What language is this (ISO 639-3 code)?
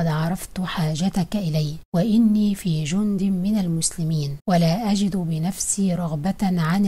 ara